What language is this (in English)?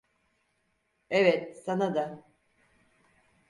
Turkish